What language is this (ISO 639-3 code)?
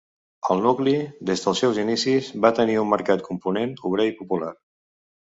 cat